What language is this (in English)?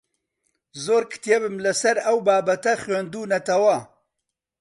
Central Kurdish